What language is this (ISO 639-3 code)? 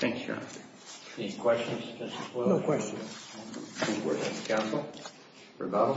eng